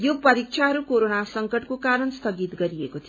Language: Nepali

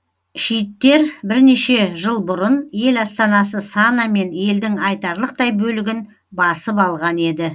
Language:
Kazakh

